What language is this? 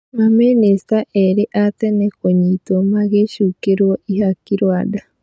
Kikuyu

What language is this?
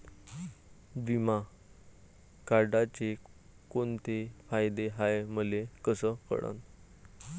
Marathi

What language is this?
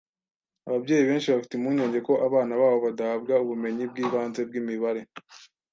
Kinyarwanda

